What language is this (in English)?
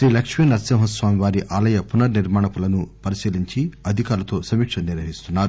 Telugu